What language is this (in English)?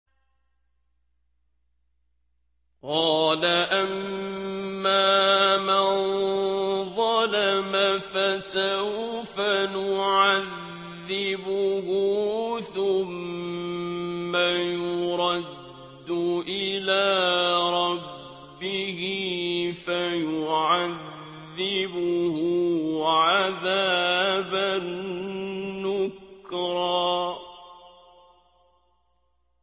Arabic